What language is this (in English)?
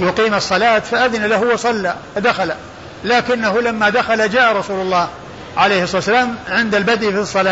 Arabic